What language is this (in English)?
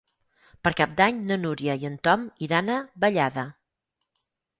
Catalan